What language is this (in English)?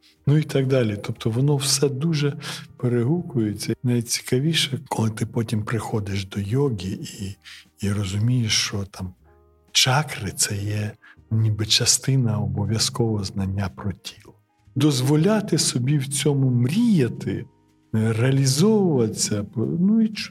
Ukrainian